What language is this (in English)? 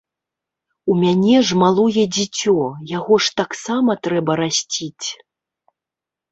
Belarusian